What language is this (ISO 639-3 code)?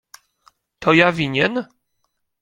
pol